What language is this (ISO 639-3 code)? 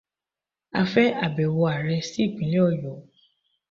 yor